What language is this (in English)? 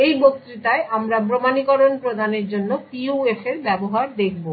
Bangla